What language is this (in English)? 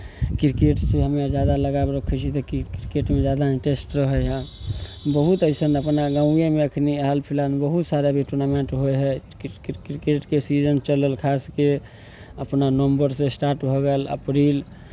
Maithili